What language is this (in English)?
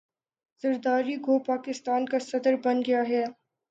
Urdu